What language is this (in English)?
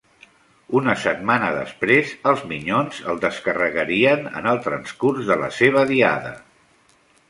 Catalan